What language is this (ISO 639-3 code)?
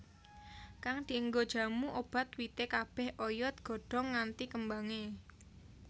jav